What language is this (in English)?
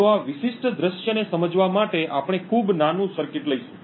Gujarati